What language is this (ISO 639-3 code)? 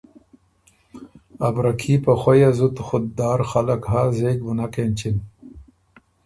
oru